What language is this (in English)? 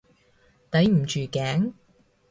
Cantonese